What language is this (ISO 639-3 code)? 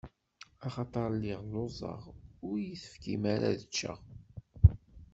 kab